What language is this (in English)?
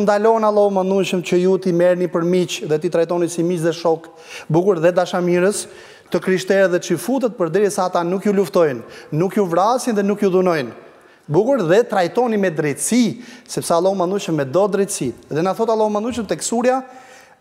Romanian